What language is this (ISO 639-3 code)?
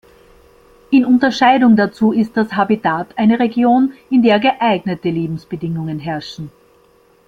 deu